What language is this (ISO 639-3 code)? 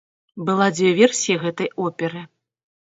bel